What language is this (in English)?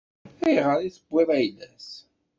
Kabyle